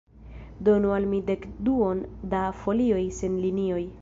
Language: Esperanto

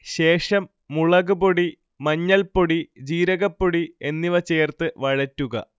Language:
Malayalam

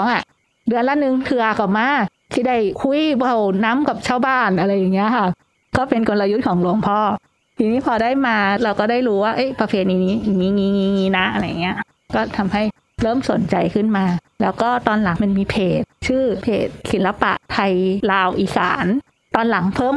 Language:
Thai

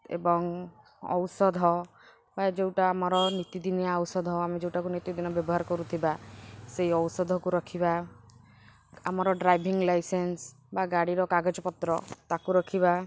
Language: Odia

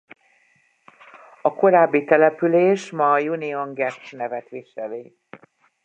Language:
Hungarian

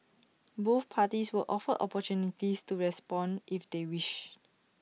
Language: English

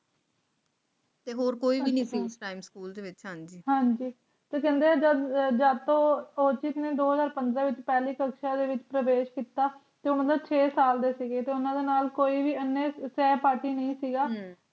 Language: Punjabi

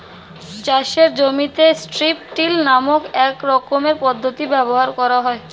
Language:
Bangla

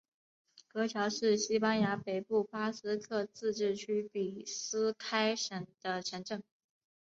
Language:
Chinese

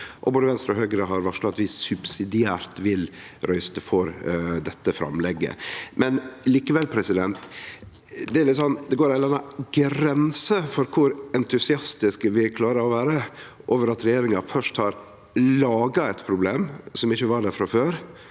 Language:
Norwegian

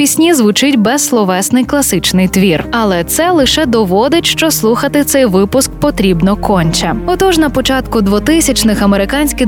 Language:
Ukrainian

